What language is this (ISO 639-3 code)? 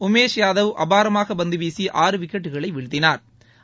tam